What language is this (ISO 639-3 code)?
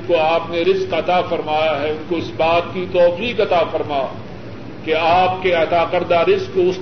urd